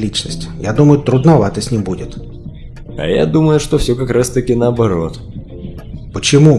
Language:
Russian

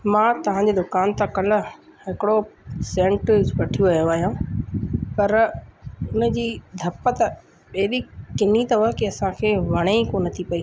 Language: Sindhi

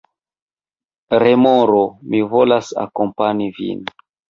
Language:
Esperanto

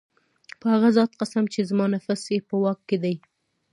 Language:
Pashto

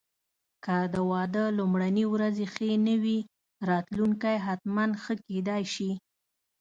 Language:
Pashto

